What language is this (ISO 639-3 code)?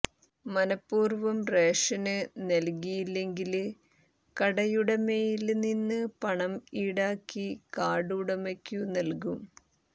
mal